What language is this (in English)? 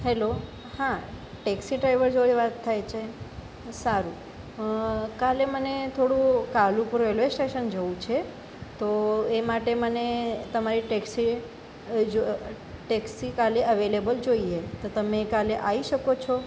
Gujarati